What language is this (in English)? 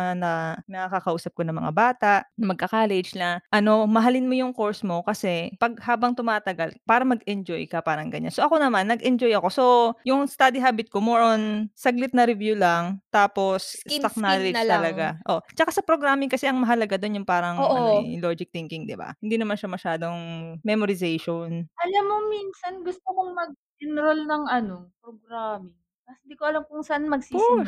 Filipino